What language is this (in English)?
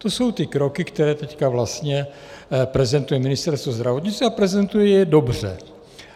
Czech